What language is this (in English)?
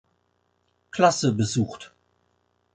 German